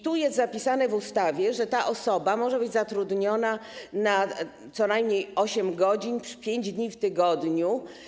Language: Polish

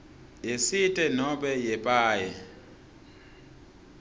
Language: Swati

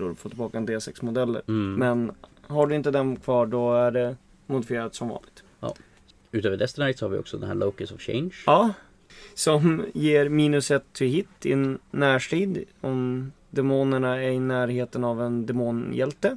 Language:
Swedish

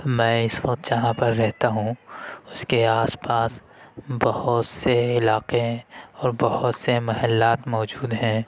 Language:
Urdu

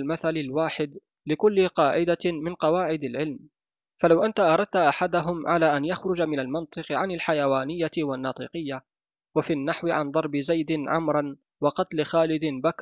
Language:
Arabic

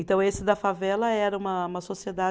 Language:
Portuguese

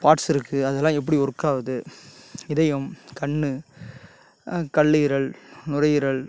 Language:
Tamil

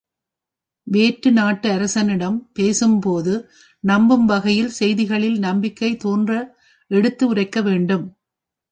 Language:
Tamil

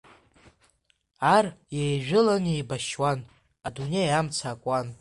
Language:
Abkhazian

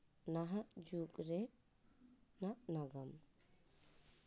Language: Santali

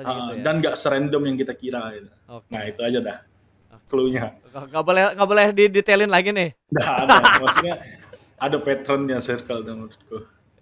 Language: Indonesian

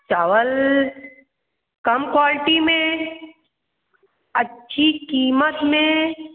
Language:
Hindi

